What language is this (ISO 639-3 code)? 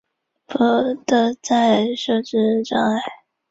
zho